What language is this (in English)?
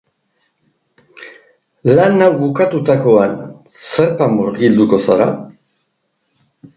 Basque